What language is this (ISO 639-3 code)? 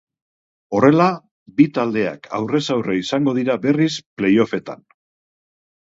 eus